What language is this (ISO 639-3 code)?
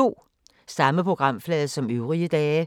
dan